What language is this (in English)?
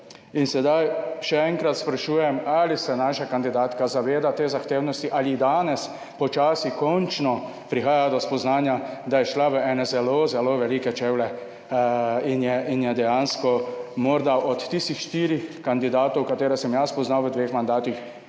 Slovenian